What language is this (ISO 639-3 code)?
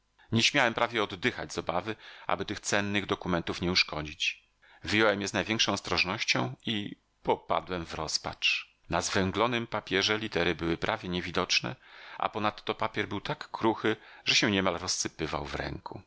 pol